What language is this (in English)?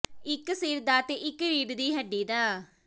Punjabi